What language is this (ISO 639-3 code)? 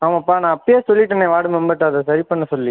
tam